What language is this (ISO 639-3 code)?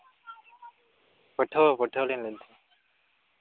sat